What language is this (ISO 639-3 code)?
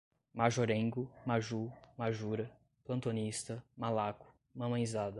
por